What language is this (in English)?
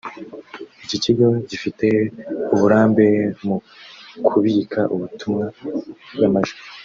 Kinyarwanda